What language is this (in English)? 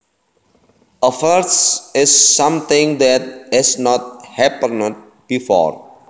Javanese